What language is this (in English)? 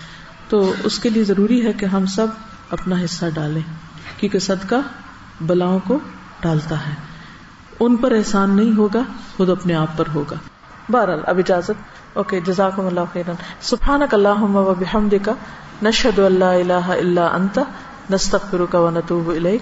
Urdu